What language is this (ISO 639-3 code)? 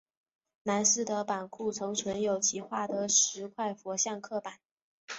zho